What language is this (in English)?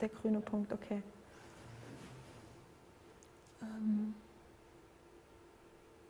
German